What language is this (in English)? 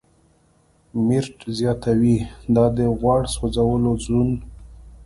Pashto